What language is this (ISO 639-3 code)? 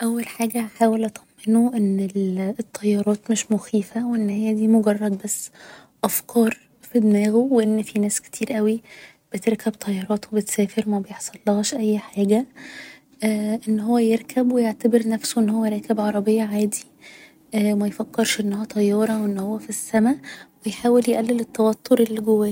arz